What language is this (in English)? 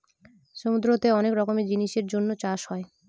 Bangla